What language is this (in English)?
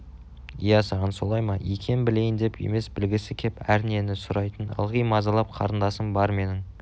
Kazakh